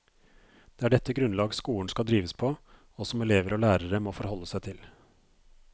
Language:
Norwegian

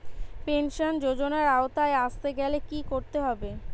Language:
Bangla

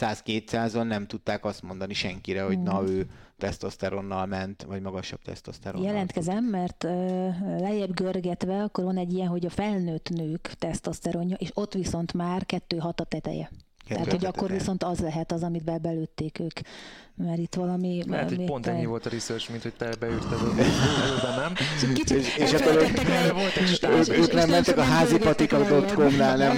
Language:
Hungarian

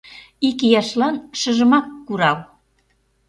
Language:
Mari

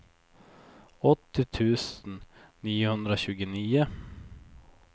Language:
Swedish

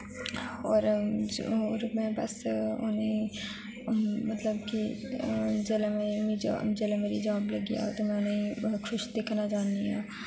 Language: Dogri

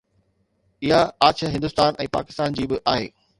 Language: Sindhi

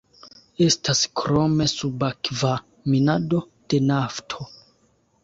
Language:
Esperanto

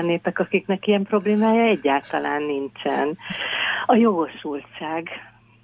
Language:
Hungarian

